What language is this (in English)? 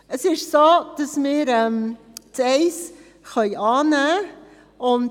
Swiss German